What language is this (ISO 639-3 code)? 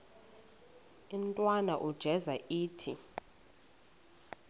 xho